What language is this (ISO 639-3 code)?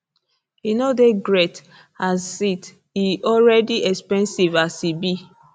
pcm